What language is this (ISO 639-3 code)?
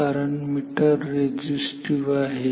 mar